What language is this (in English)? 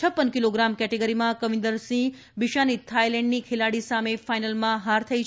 Gujarati